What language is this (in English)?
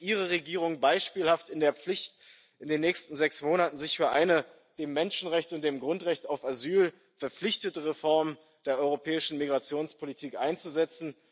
German